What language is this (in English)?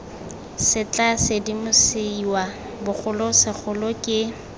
Tswana